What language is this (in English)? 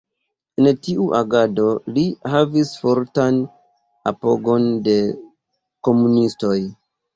Esperanto